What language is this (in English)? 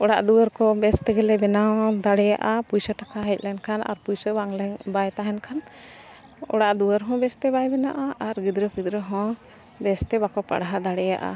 Santali